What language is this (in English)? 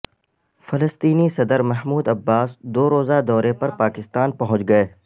Urdu